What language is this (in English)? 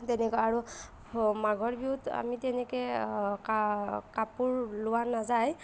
Assamese